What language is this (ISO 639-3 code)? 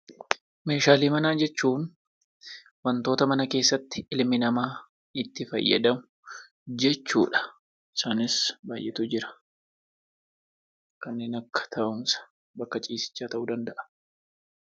orm